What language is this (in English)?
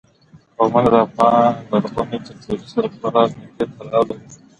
Pashto